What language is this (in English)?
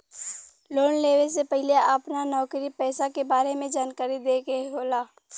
Bhojpuri